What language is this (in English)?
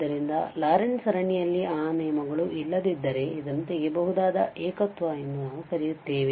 Kannada